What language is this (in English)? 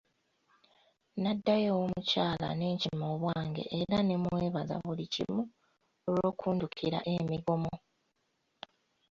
Ganda